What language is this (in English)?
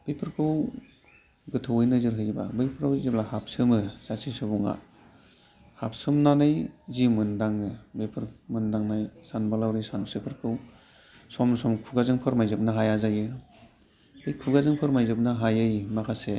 Bodo